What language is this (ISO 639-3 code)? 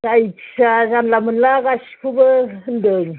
brx